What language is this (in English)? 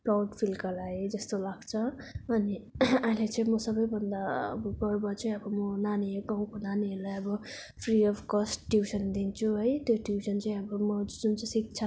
Nepali